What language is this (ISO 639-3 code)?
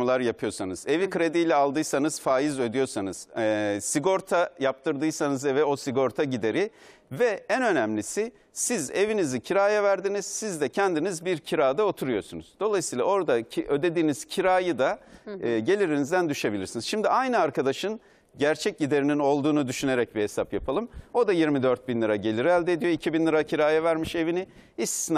tur